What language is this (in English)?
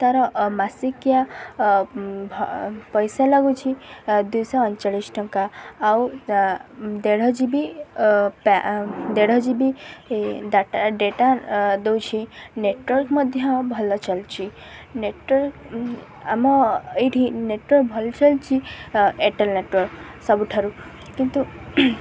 Odia